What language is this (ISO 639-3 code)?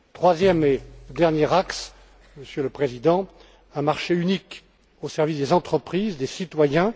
fra